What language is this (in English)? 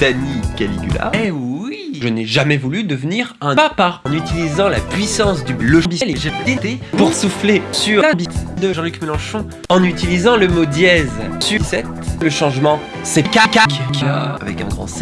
French